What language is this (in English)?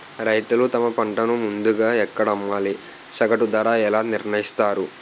Telugu